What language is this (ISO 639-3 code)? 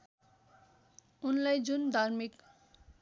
nep